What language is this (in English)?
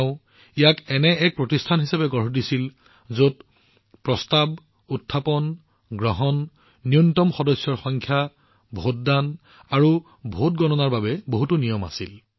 Assamese